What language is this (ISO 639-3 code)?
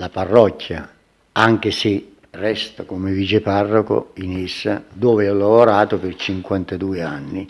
ita